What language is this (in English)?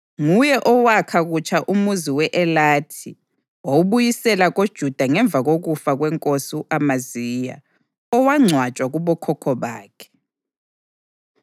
North Ndebele